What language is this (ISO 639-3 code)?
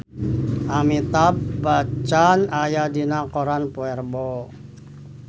sun